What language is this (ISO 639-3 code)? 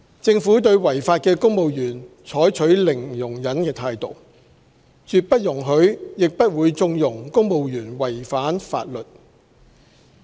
yue